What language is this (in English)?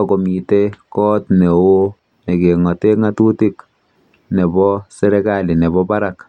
Kalenjin